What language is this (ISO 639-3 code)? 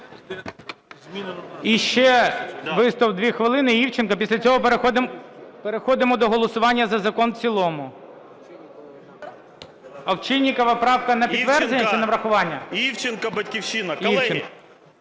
ukr